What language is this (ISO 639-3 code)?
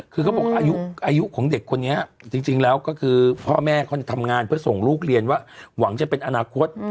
tha